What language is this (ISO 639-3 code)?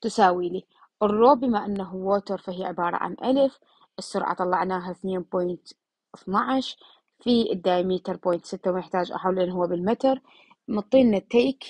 ara